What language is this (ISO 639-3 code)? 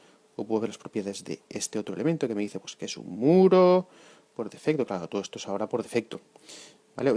spa